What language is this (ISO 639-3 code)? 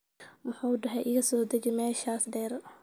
som